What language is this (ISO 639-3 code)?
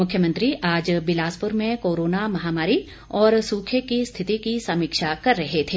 hin